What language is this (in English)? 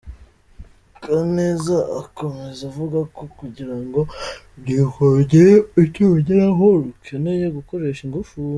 Kinyarwanda